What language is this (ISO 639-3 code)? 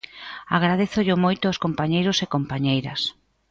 glg